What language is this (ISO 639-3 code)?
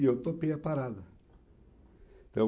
por